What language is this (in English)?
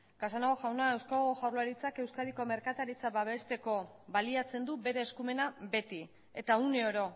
Basque